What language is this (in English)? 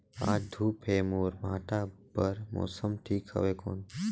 Chhattisgarhi